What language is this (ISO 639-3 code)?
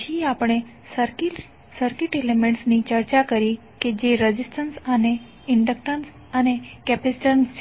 guj